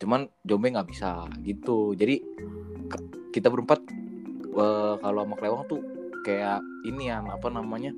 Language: Indonesian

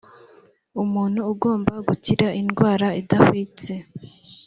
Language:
Kinyarwanda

